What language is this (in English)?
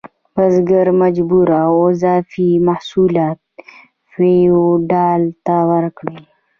Pashto